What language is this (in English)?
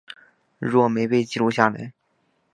Chinese